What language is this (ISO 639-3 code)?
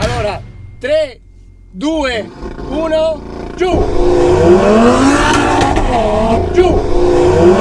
ita